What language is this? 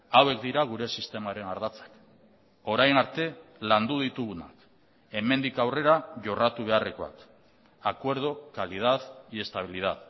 Basque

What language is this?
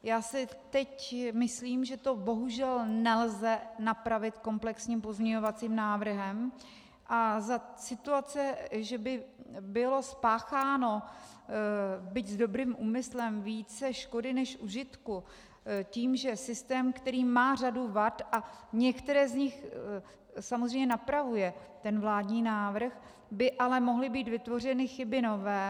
Czech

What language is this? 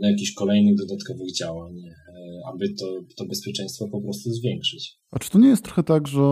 Polish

